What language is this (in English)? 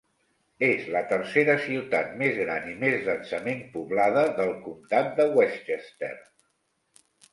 Catalan